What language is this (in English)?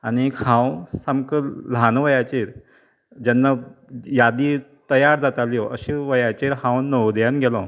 Konkani